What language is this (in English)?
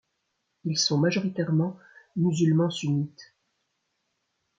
French